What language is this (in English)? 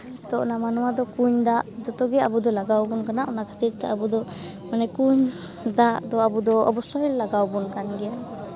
Santali